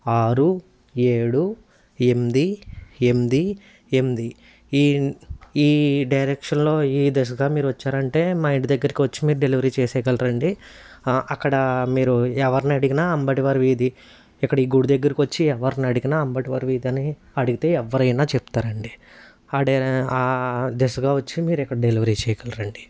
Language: Telugu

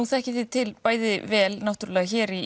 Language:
Icelandic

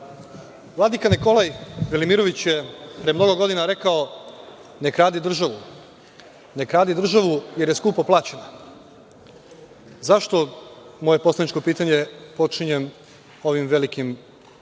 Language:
Serbian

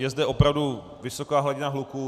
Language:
Czech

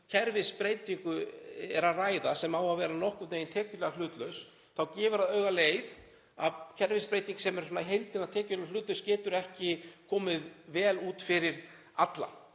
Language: Icelandic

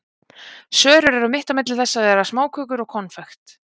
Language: Icelandic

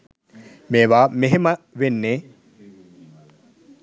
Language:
Sinhala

